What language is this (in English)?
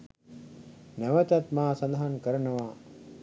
Sinhala